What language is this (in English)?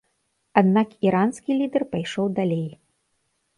Belarusian